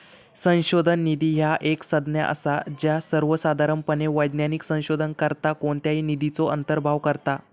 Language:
Marathi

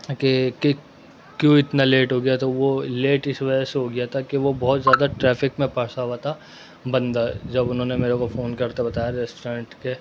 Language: Urdu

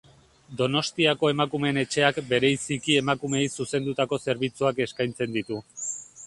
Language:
Basque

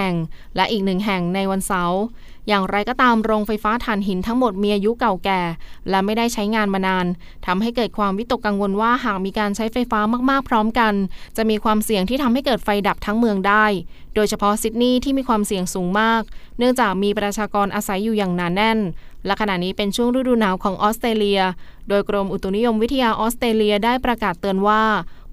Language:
Thai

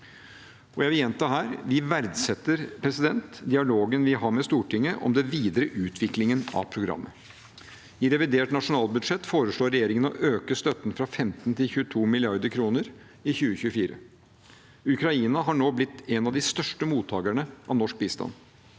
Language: Norwegian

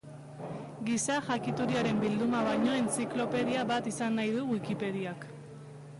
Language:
Basque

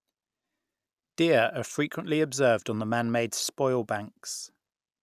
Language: English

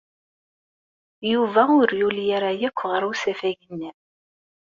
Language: Kabyle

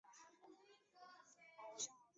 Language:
Chinese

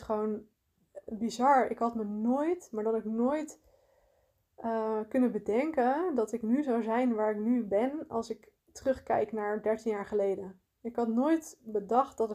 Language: Dutch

